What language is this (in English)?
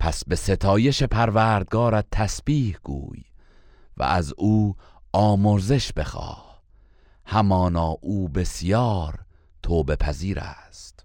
Persian